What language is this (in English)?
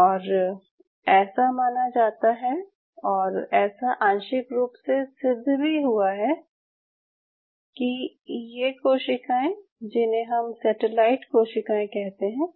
Hindi